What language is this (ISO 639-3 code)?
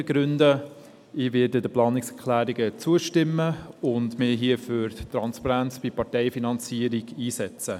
gsw